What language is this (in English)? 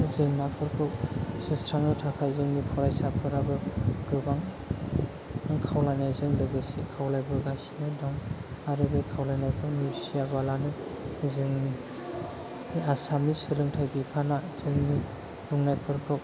Bodo